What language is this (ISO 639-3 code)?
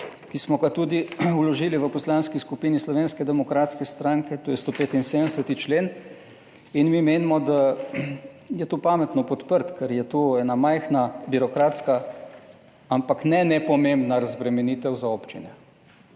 slv